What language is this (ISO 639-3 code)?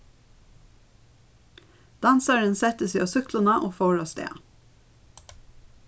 fao